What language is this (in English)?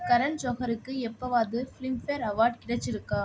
Tamil